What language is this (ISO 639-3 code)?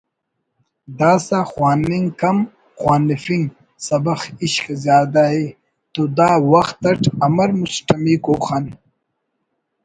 brh